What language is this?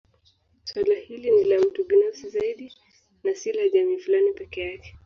Swahili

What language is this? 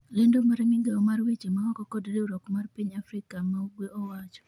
Luo (Kenya and Tanzania)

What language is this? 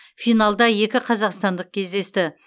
Kazakh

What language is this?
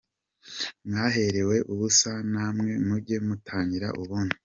Kinyarwanda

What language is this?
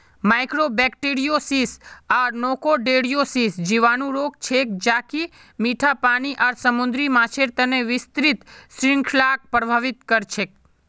Magahi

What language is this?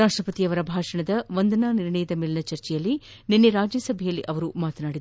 Kannada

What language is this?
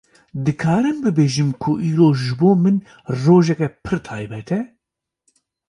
Kurdish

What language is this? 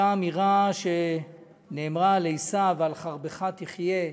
Hebrew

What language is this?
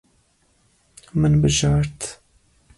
Kurdish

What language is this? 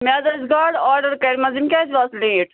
Kashmiri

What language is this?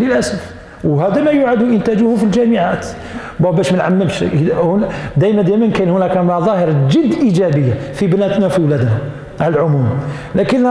Arabic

